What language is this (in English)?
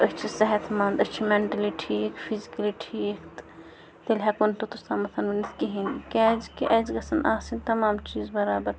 Kashmiri